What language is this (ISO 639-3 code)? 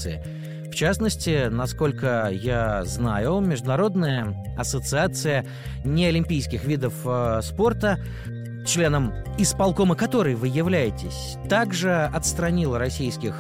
rus